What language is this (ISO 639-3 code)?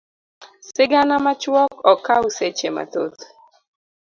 luo